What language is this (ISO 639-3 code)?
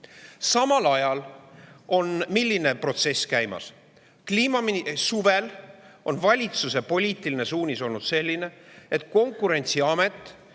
est